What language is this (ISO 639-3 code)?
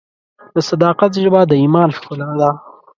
pus